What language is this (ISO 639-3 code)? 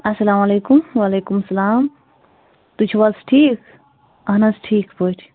kas